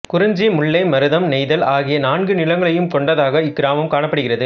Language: Tamil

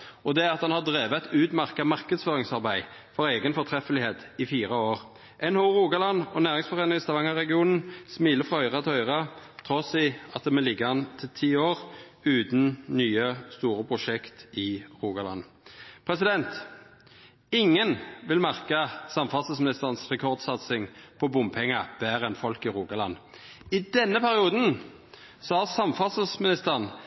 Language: Norwegian Nynorsk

